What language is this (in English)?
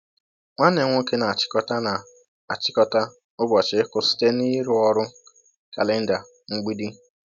Igbo